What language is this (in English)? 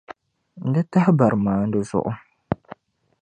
Dagbani